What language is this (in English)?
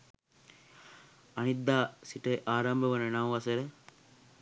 Sinhala